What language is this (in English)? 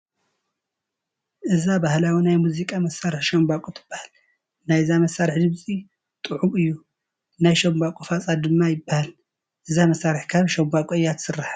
Tigrinya